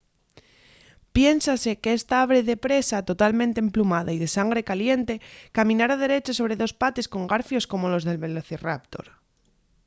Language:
Asturian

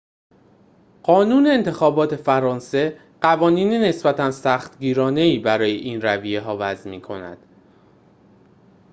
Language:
Persian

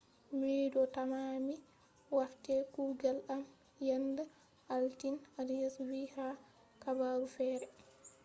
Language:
Fula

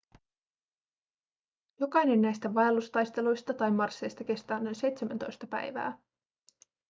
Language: Finnish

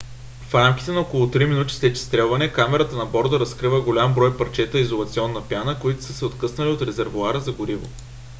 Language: Bulgarian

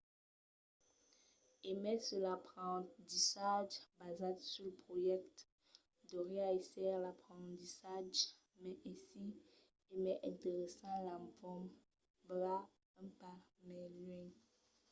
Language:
Occitan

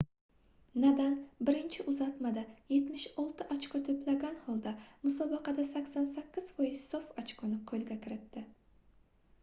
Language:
Uzbek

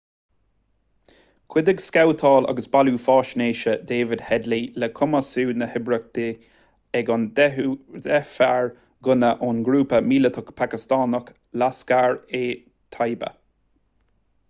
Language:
Irish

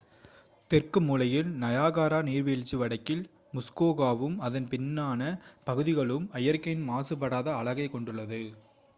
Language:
Tamil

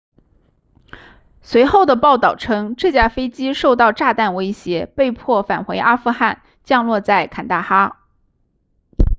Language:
Chinese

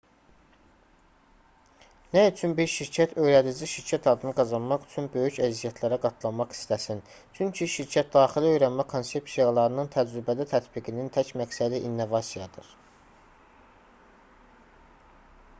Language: Azerbaijani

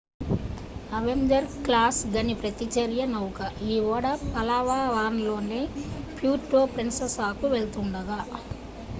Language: Telugu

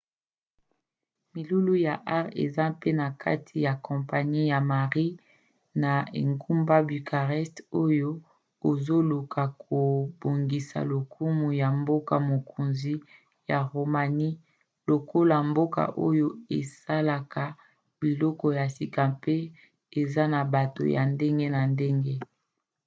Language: Lingala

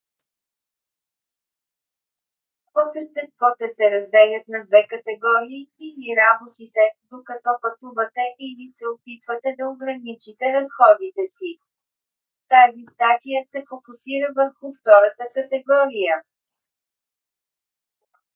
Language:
Bulgarian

